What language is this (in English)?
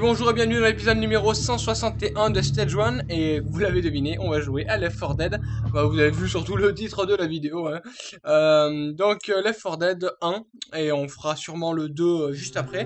French